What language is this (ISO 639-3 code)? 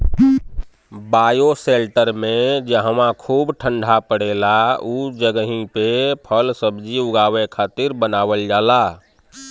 bho